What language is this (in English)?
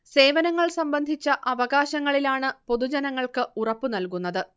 Malayalam